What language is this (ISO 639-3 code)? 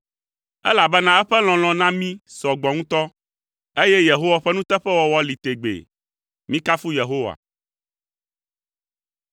ewe